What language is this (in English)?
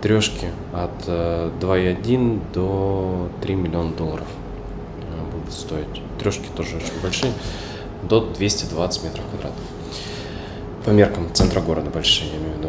Russian